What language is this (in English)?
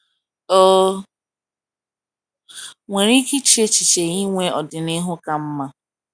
Igbo